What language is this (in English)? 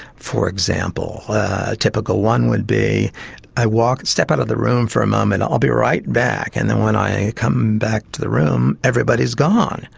English